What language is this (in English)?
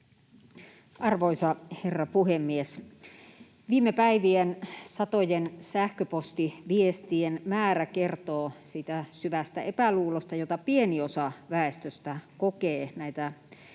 Finnish